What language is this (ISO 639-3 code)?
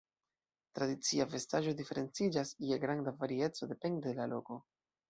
epo